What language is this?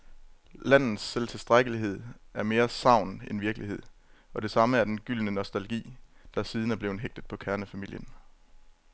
Danish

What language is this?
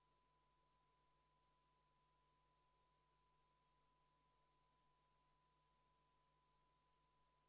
Estonian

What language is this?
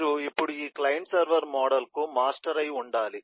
Telugu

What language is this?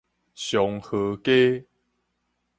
Min Nan Chinese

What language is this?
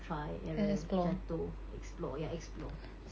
English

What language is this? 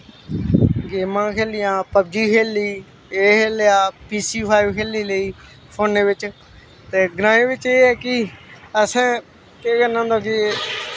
Dogri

